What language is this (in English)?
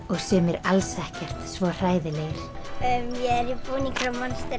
Icelandic